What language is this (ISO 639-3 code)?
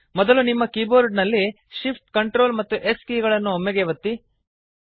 kan